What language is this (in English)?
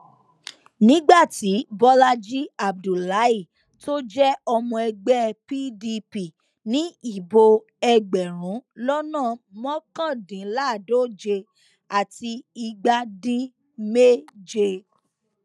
Yoruba